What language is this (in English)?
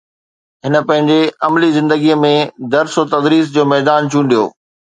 Sindhi